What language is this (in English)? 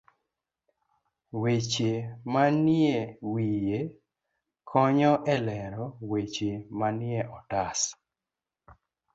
Luo (Kenya and Tanzania)